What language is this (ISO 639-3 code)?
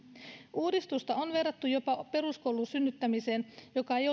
fin